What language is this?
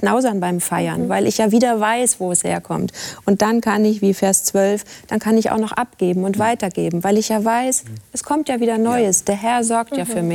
German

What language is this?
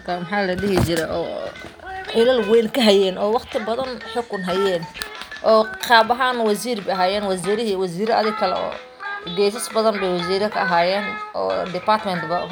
Somali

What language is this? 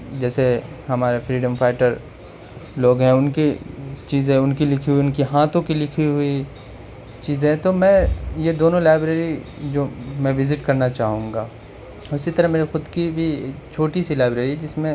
Urdu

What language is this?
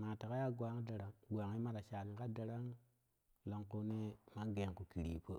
Kushi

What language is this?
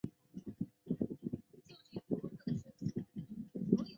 Chinese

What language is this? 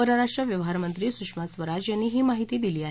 Marathi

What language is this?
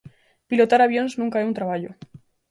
Galician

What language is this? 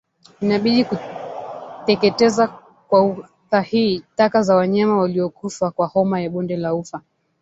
Swahili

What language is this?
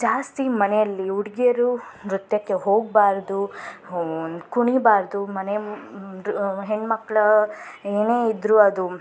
Kannada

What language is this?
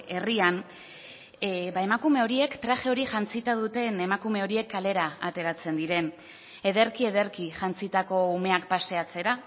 Basque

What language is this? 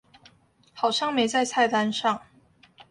Chinese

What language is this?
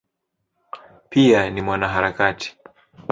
Swahili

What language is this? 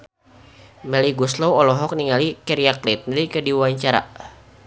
Sundanese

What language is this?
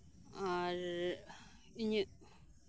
Santali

